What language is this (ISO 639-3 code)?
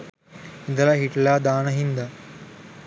sin